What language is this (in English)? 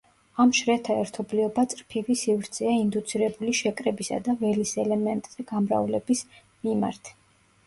Georgian